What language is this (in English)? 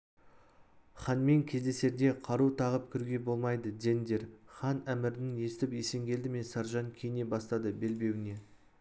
Kazakh